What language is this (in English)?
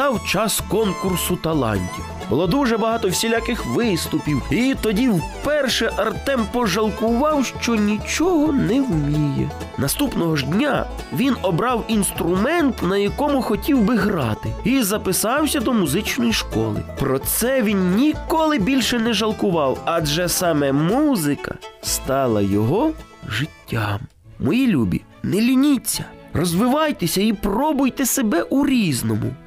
Ukrainian